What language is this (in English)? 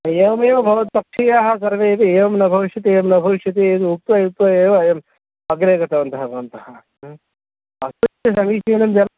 Sanskrit